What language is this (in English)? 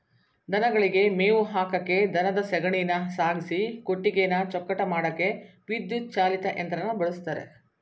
Kannada